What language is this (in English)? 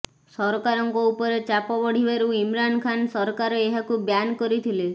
Odia